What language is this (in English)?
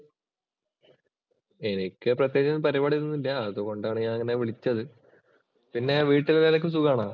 Malayalam